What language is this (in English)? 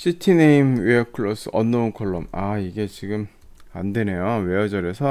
Korean